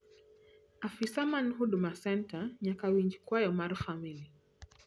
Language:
Luo (Kenya and Tanzania)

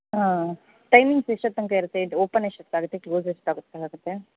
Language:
Kannada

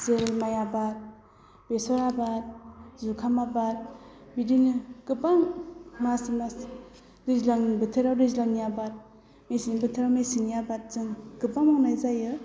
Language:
Bodo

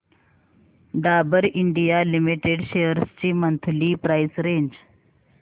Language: Marathi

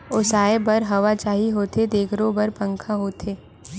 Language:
Chhattisgarhi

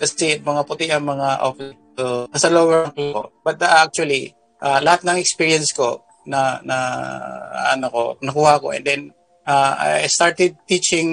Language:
Filipino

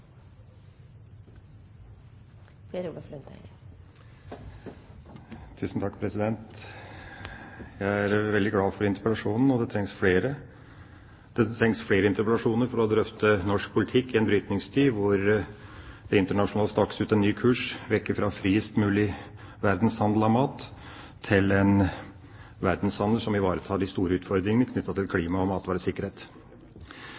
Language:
Norwegian Bokmål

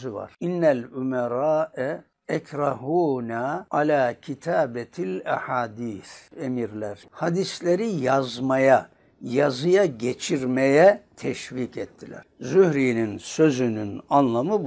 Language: Turkish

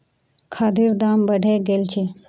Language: Magahi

